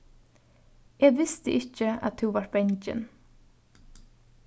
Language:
Faroese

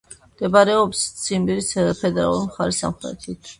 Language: Georgian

